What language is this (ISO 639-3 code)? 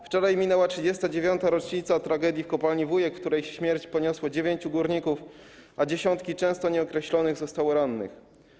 pol